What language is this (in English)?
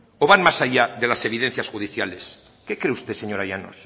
Spanish